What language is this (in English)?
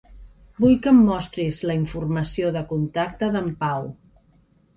Catalan